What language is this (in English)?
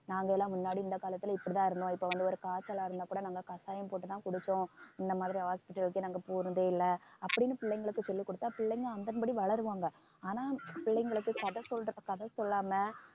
Tamil